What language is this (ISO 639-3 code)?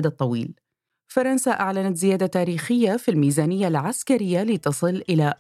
ara